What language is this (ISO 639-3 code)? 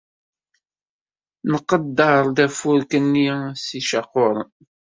kab